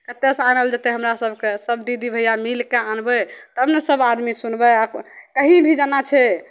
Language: Maithili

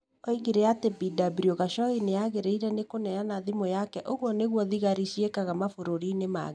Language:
Kikuyu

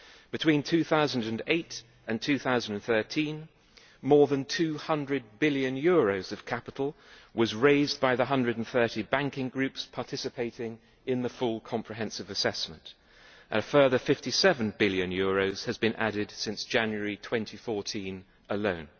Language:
English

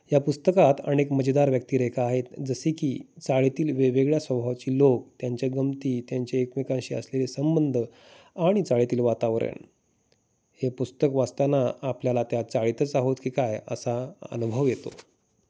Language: Marathi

